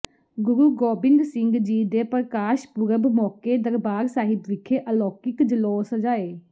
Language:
Punjabi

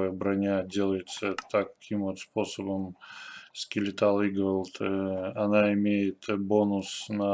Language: Russian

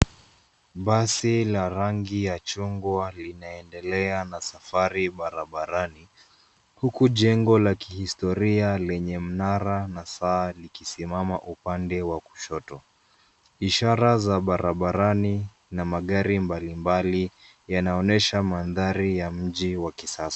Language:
Swahili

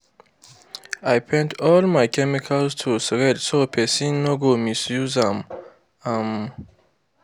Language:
Nigerian Pidgin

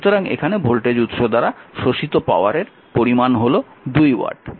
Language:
Bangla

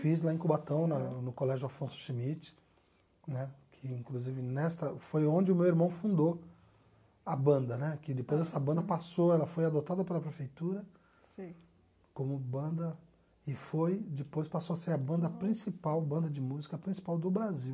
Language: Portuguese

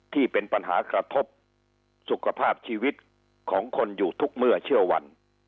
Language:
Thai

